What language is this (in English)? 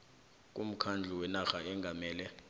South Ndebele